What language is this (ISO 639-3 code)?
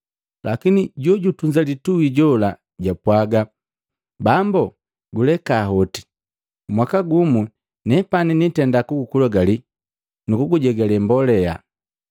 mgv